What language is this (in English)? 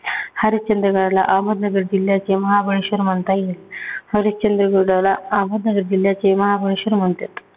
Marathi